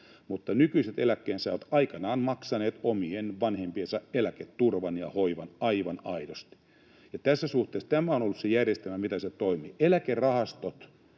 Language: Finnish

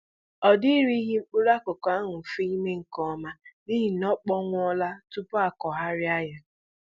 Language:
Igbo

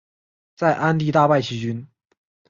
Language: Chinese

